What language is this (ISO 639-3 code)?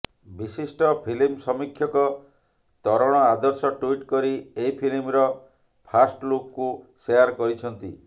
ori